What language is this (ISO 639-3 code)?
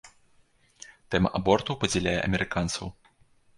bel